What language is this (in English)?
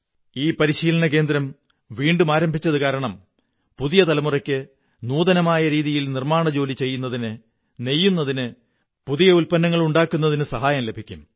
Malayalam